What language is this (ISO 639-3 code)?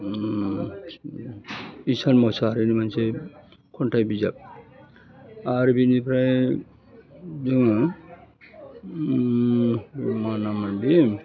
brx